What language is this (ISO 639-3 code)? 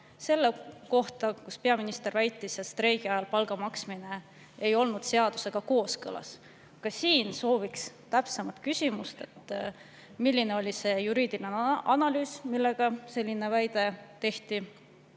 est